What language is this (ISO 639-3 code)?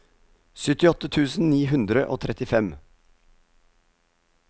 nor